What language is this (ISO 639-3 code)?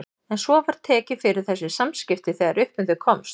isl